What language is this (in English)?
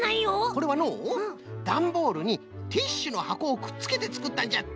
Japanese